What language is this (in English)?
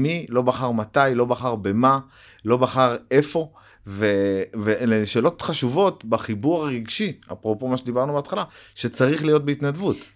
Hebrew